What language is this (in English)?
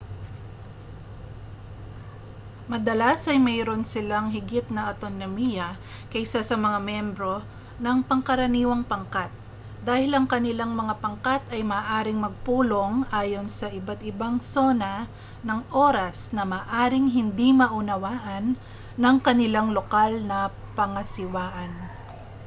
Filipino